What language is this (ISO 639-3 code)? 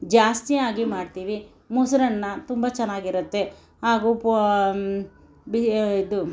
kan